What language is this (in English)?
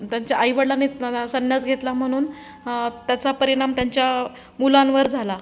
Marathi